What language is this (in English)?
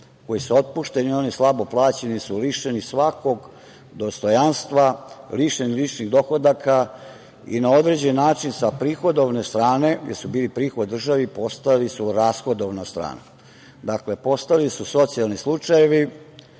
Serbian